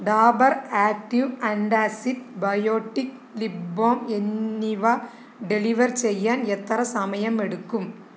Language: Malayalam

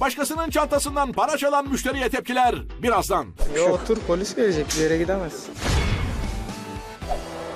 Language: Turkish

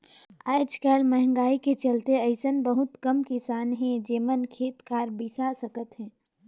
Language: Chhattisgarhi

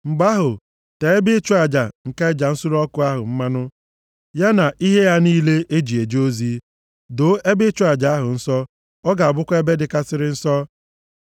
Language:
Igbo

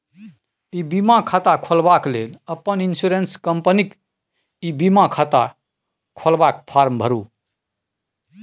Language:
Maithili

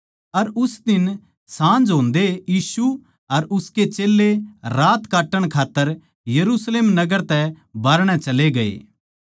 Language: Haryanvi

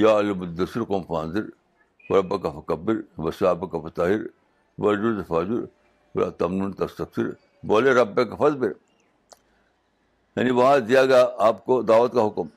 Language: Urdu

